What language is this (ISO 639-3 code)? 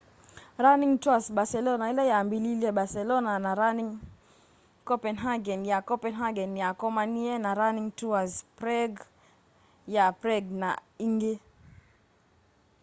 kam